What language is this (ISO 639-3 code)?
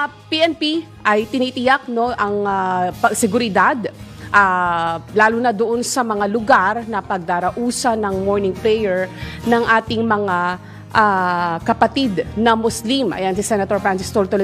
fil